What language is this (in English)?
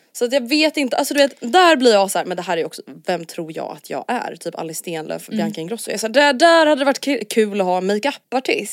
Swedish